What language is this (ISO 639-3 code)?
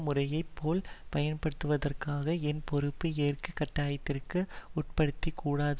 tam